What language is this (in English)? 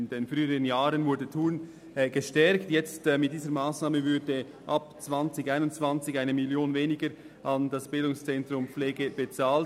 Swiss German